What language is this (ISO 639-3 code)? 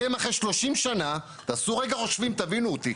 heb